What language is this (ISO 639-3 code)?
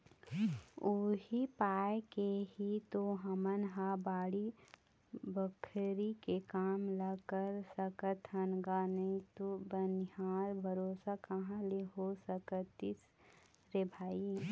hne